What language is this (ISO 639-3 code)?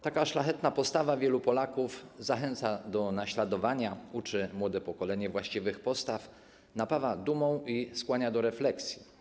pol